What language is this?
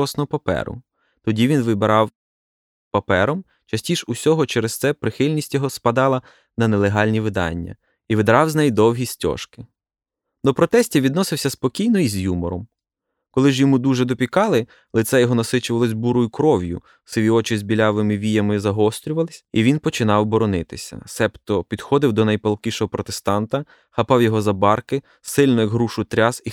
Ukrainian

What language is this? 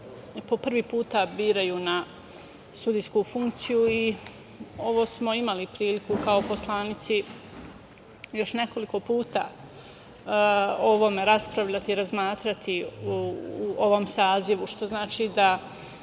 Serbian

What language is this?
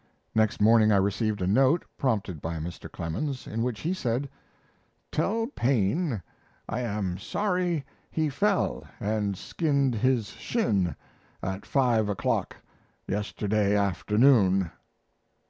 English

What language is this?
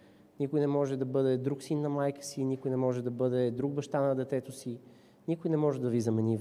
Bulgarian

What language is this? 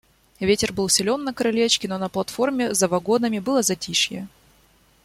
Russian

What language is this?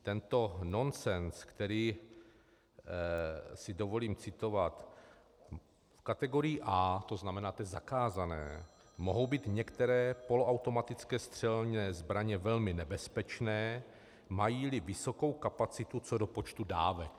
Czech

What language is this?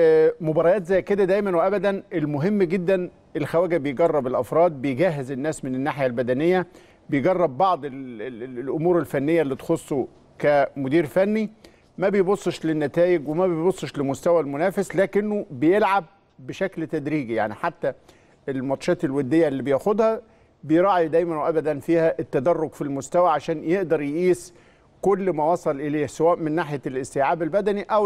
Arabic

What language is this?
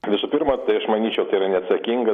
Lithuanian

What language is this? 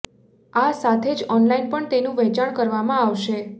Gujarati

